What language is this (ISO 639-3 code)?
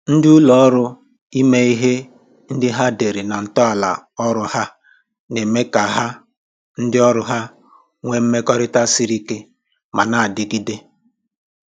ibo